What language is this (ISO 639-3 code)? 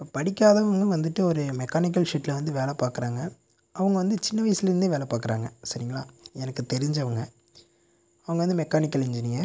tam